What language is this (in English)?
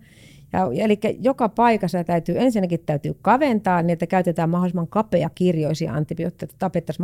Finnish